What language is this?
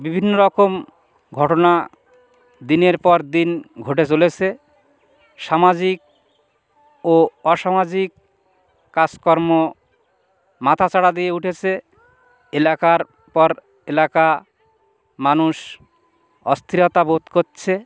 Bangla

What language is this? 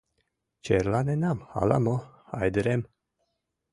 Mari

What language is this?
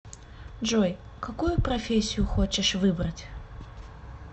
Russian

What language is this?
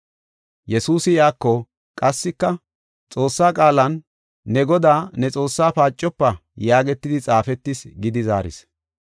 Gofa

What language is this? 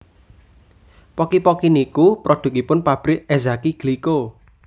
Javanese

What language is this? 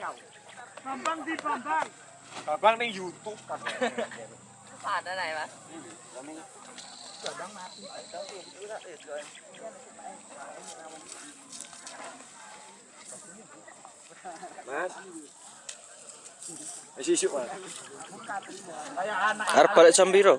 Indonesian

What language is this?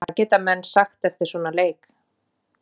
Icelandic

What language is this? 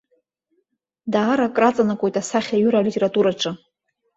Abkhazian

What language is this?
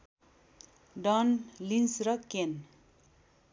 Nepali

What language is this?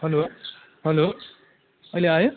Nepali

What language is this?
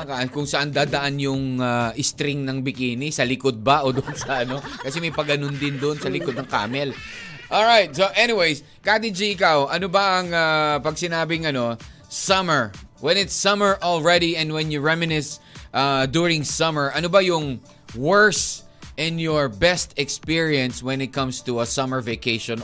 Filipino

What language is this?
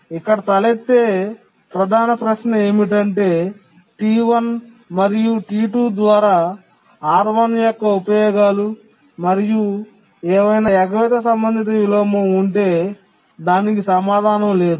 Telugu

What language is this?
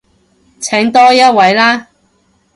Cantonese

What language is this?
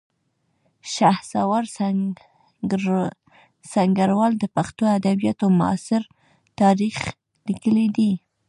Pashto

